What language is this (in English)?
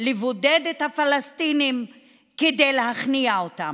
Hebrew